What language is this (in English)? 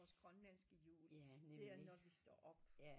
Danish